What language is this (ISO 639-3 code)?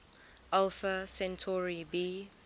eng